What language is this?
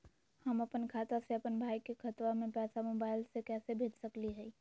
Magahi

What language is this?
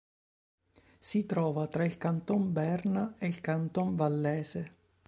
Italian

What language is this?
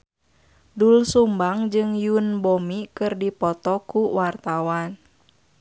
Sundanese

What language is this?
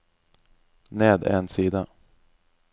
Norwegian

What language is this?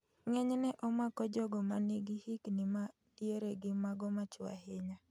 Luo (Kenya and Tanzania)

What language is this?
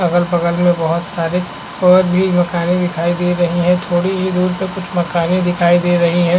Hindi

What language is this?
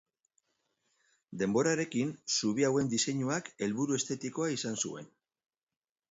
Basque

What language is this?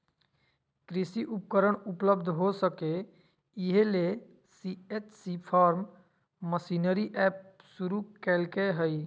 Magahi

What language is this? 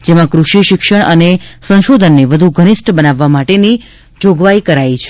Gujarati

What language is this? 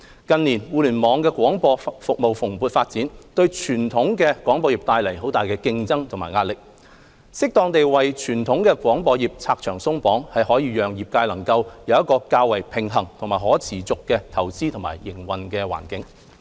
Cantonese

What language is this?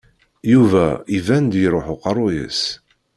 Kabyle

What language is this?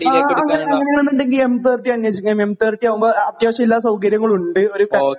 Malayalam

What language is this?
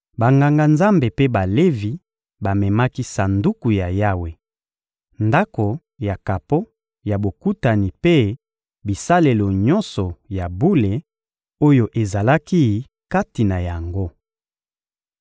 Lingala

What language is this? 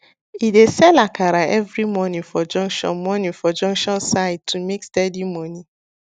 Nigerian Pidgin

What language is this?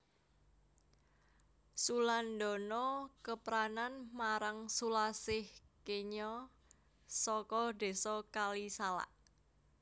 Javanese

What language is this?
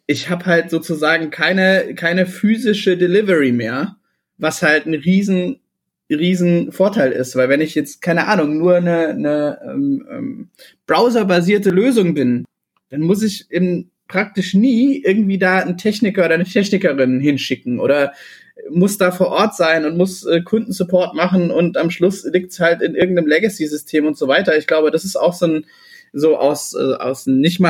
German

